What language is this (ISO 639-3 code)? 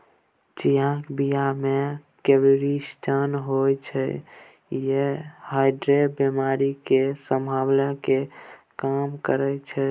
mai